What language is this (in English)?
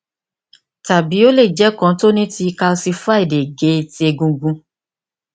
Yoruba